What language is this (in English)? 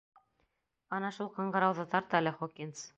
Bashkir